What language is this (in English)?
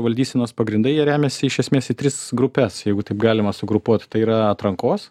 Lithuanian